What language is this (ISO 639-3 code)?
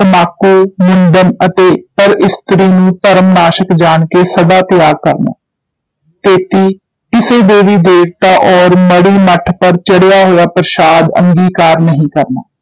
pan